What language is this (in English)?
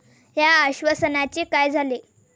Marathi